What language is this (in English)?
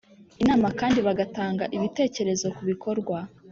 Kinyarwanda